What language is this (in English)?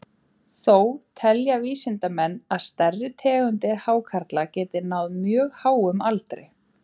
Icelandic